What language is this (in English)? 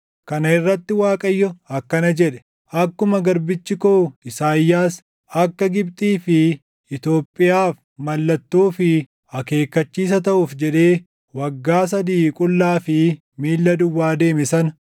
Oromo